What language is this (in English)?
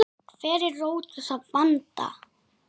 Icelandic